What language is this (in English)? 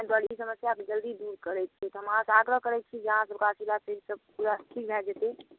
Maithili